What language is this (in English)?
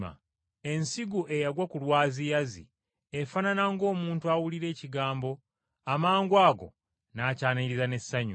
Ganda